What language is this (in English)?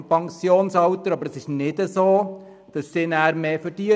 Swiss German